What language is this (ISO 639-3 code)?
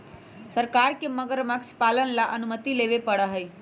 mag